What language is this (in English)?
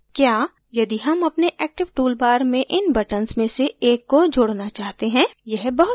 Hindi